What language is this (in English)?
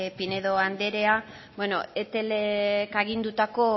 Basque